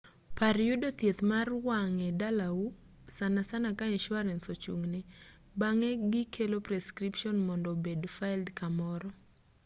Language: Luo (Kenya and Tanzania)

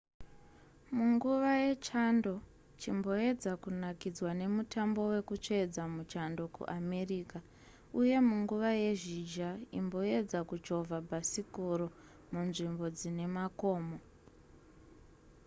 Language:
Shona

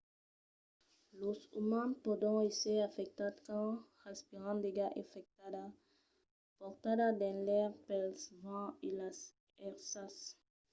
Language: Occitan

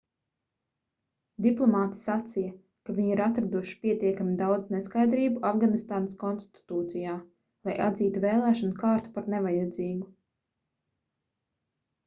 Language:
Latvian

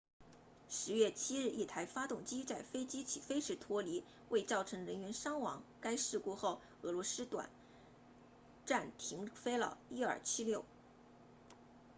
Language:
Chinese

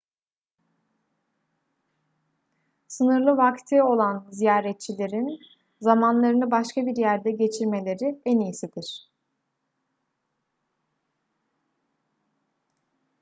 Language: Turkish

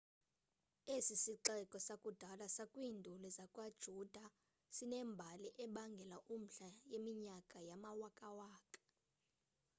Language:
Xhosa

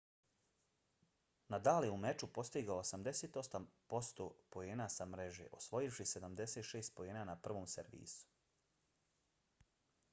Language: Bosnian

